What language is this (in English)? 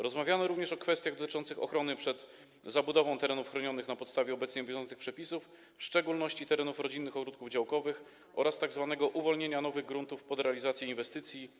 Polish